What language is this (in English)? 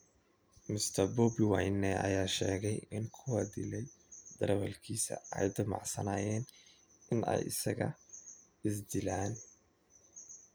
Somali